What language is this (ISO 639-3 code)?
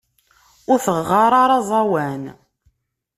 kab